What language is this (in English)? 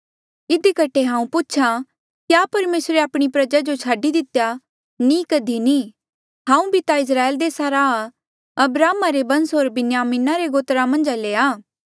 Mandeali